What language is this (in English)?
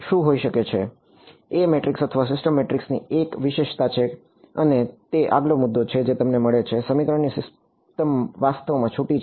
Gujarati